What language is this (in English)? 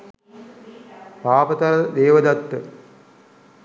Sinhala